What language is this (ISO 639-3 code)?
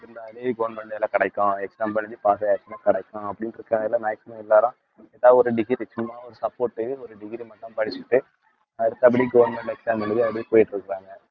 tam